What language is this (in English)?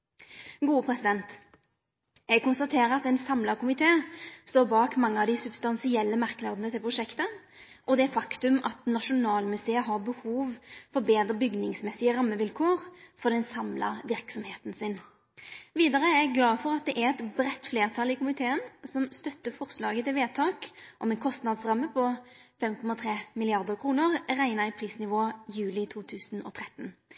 Norwegian Nynorsk